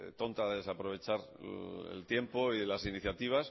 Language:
Spanish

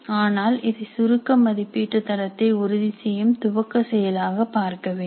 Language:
Tamil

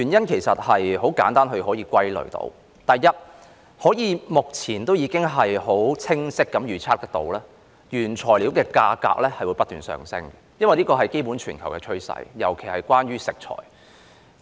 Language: Cantonese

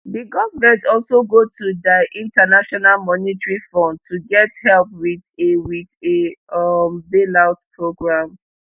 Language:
Nigerian Pidgin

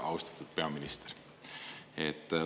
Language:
Estonian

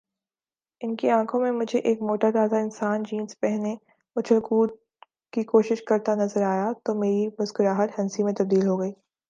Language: Urdu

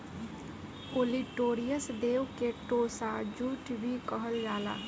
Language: Bhojpuri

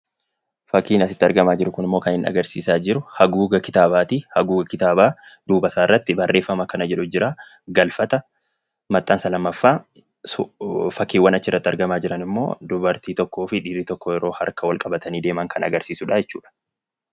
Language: Oromo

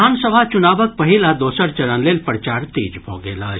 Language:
Maithili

